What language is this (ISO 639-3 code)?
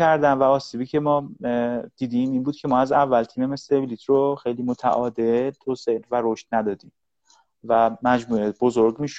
fas